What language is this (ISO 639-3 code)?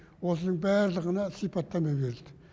kaz